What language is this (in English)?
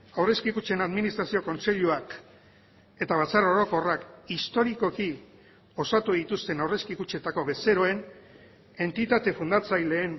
Basque